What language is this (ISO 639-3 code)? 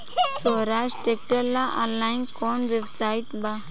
bho